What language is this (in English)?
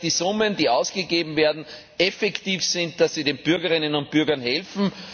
German